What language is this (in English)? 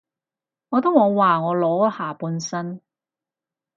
Cantonese